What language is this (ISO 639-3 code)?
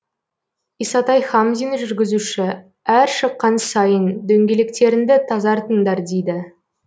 kaz